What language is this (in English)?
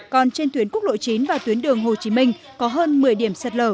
Vietnamese